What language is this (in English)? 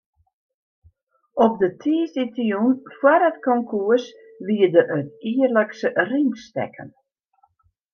Western Frisian